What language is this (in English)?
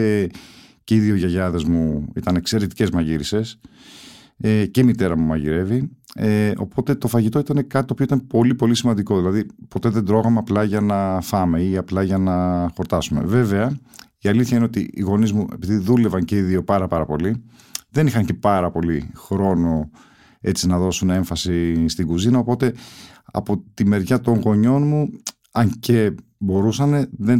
Greek